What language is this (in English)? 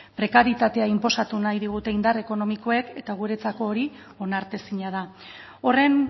Basque